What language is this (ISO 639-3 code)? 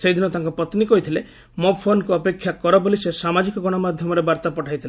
ori